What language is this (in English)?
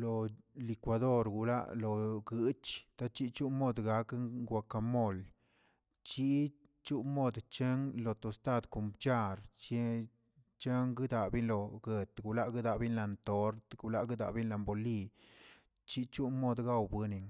Tilquiapan Zapotec